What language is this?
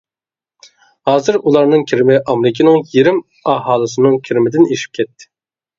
Uyghur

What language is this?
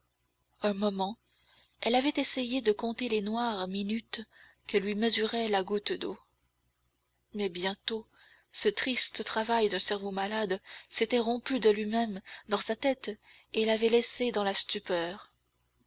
French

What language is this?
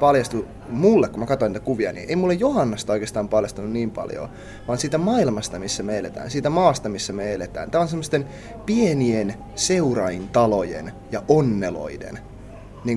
Finnish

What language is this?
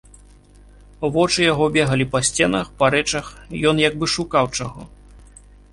Belarusian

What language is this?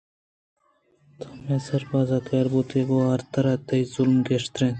Eastern Balochi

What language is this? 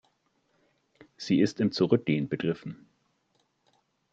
German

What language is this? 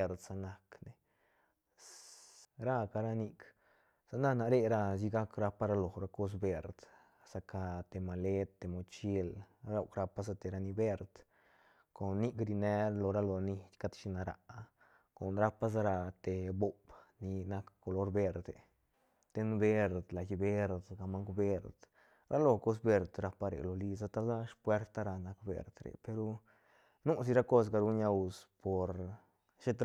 Santa Catarina Albarradas Zapotec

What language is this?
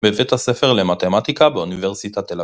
Hebrew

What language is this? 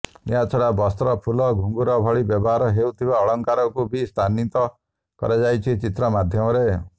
Odia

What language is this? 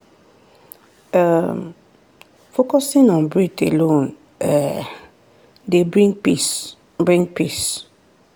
Nigerian Pidgin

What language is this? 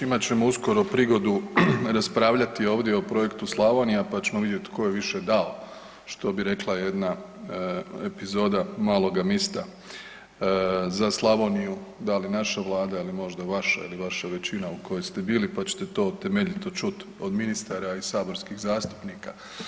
Croatian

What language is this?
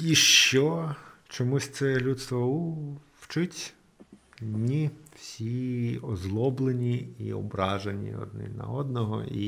Ukrainian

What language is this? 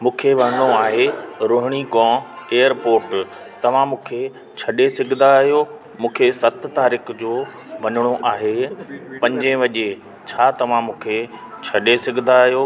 Sindhi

